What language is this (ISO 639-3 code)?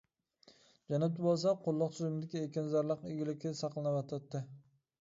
uig